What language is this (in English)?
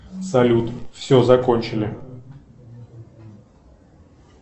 Russian